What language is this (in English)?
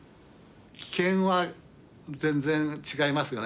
Japanese